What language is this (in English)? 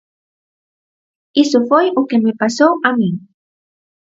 Galician